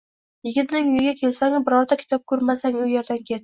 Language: Uzbek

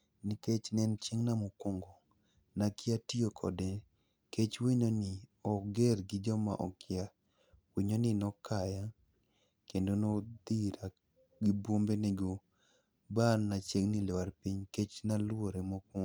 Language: Luo (Kenya and Tanzania)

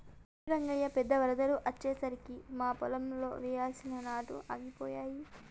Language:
Telugu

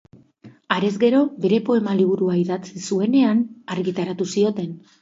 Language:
Basque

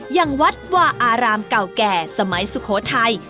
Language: Thai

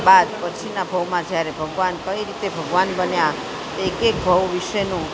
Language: Gujarati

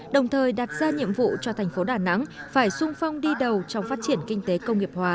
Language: Vietnamese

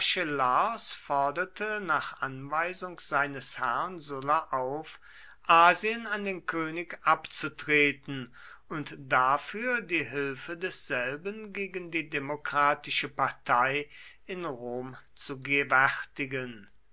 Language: German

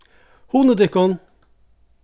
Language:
Faroese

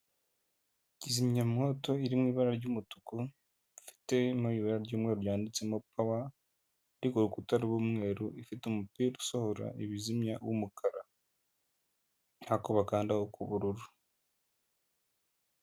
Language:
Kinyarwanda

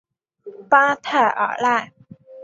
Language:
Chinese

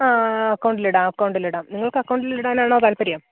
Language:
Malayalam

